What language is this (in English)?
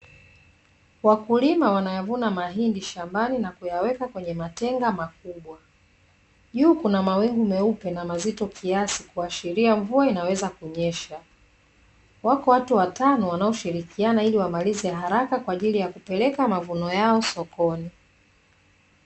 Swahili